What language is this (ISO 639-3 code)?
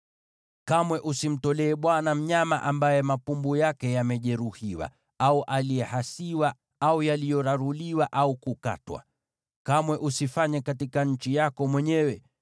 swa